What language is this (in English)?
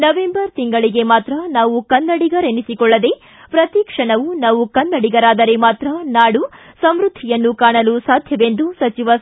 Kannada